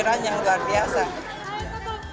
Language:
Indonesian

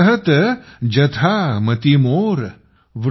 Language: Marathi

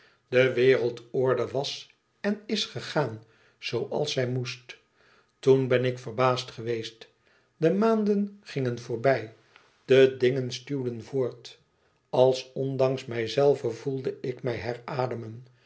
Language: Dutch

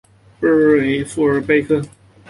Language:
Chinese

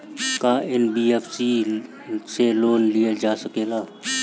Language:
Bhojpuri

